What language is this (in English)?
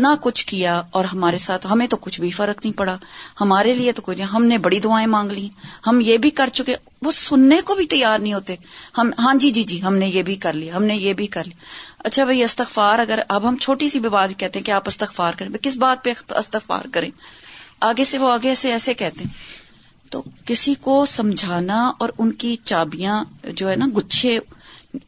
Urdu